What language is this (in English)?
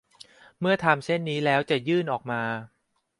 Thai